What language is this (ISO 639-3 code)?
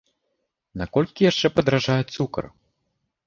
bel